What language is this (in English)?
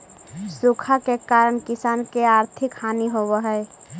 Magahi